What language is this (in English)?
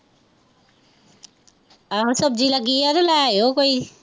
Punjabi